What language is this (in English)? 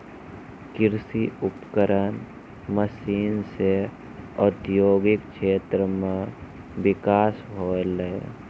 Maithili